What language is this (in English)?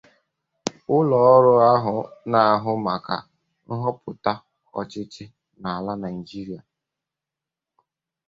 Igbo